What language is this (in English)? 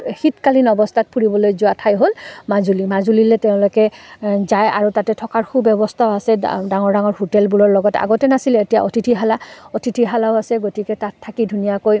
Assamese